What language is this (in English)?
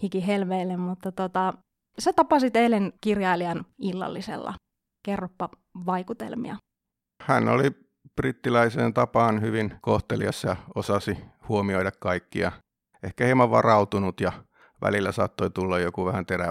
Finnish